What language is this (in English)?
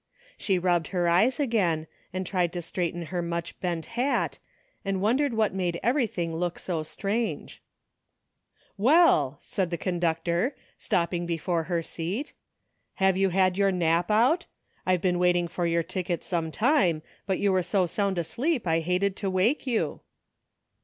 English